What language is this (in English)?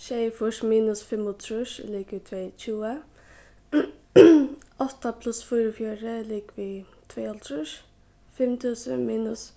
Faroese